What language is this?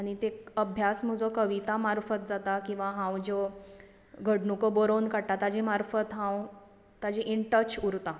Konkani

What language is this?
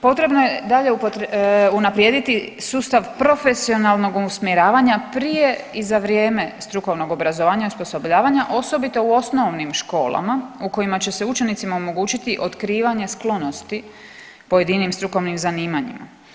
Croatian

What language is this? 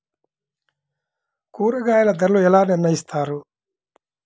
Telugu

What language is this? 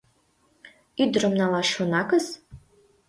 Mari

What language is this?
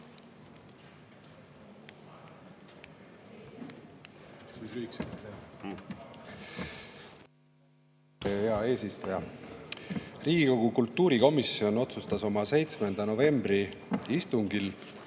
Estonian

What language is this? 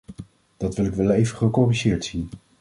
Dutch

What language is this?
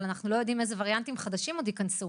Hebrew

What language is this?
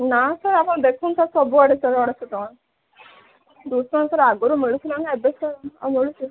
Odia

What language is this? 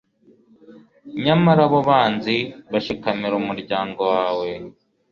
Kinyarwanda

